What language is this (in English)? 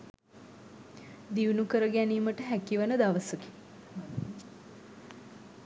Sinhala